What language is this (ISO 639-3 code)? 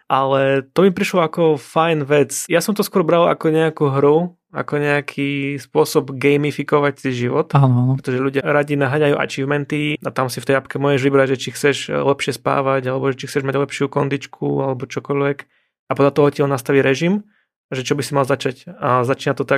slk